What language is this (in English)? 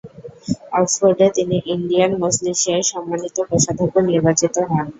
Bangla